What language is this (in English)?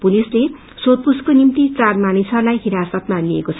Nepali